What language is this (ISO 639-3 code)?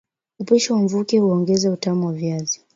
swa